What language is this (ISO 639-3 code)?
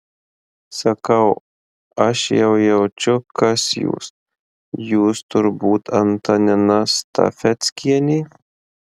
lit